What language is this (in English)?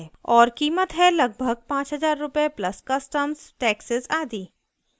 Hindi